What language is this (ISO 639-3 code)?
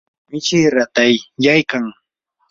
qur